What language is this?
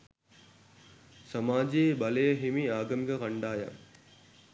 Sinhala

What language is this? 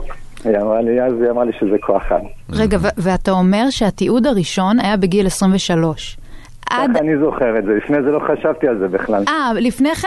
Hebrew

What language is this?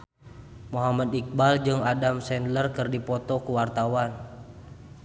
Sundanese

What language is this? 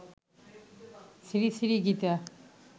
Bangla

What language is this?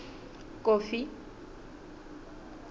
Southern Sotho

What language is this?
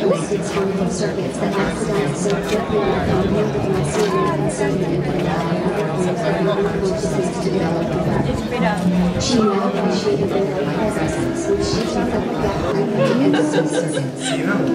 Spanish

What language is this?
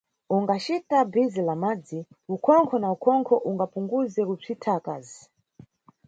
Nyungwe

